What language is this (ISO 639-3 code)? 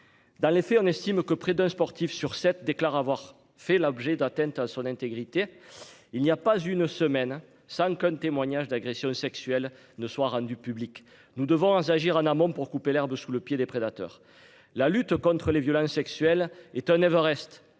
fra